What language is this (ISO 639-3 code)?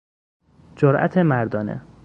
fas